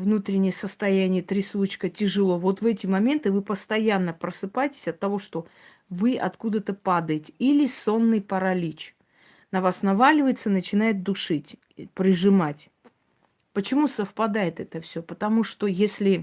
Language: Russian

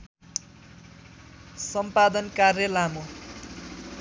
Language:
Nepali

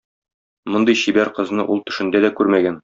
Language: Tatar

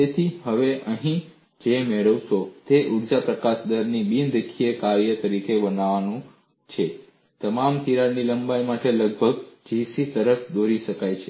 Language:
Gujarati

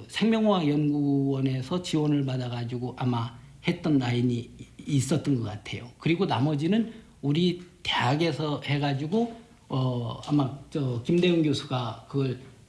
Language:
Korean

